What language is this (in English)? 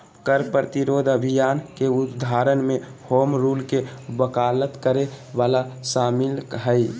Magahi